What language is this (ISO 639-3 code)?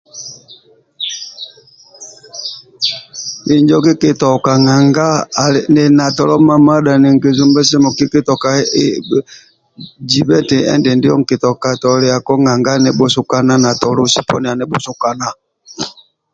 rwm